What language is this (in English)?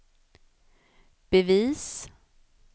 Swedish